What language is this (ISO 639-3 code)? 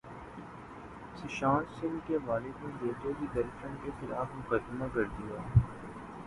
urd